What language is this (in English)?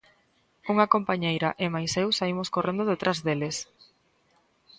Galician